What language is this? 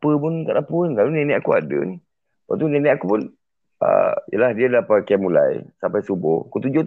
Malay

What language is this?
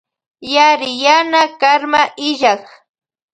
Loja Highland Quichua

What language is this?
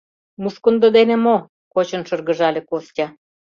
Mari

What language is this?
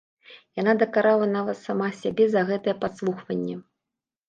Belarusian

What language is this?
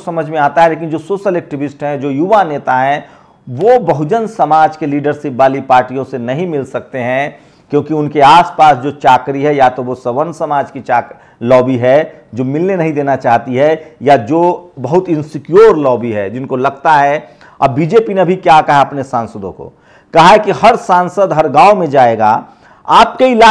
Hindi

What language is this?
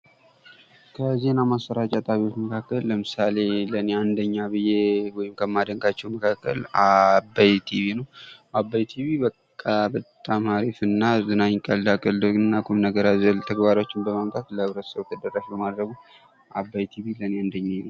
Amharic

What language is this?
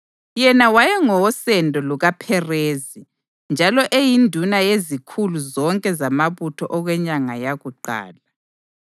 North Ndebele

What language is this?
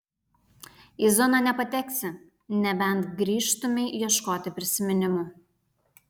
Lithuanian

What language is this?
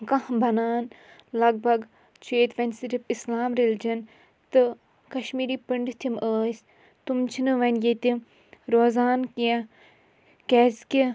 Kashmiri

